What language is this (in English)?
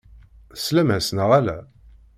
Kabyle